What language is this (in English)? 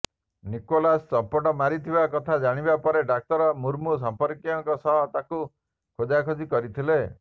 Odia